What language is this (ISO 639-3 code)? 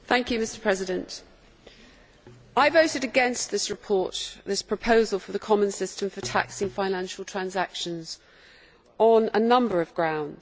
eng